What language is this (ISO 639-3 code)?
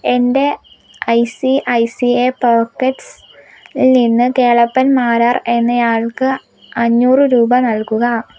mal